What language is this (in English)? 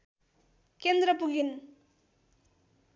Nepali